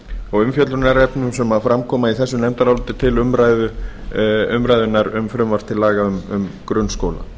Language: Icelandic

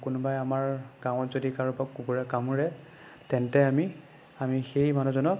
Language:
Assamese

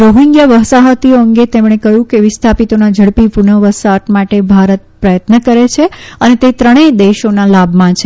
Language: Gujarati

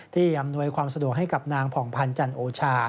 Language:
Thai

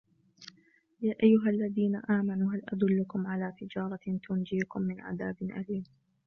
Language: Arabic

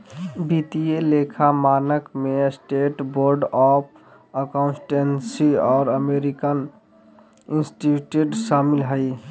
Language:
Magahi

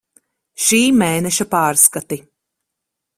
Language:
Latvian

